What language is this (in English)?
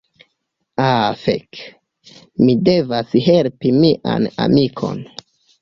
Esperanto